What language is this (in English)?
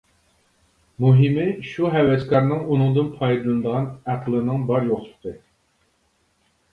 Uyghur